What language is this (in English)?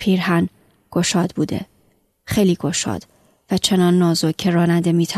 Persian